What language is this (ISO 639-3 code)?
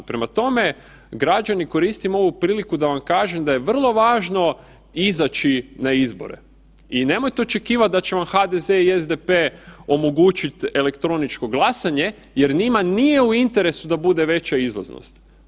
hrv